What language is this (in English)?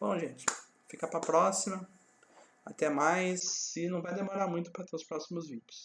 Portuguese